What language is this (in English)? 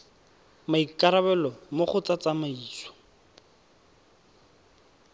Tswana